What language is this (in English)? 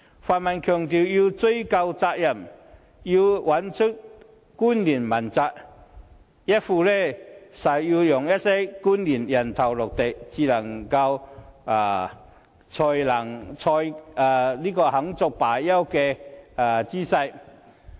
Cantonese